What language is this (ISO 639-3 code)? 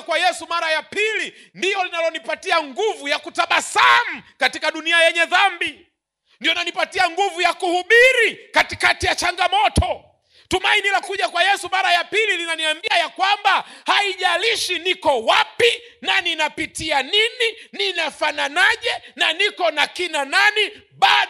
swa